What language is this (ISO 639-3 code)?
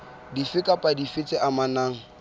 sot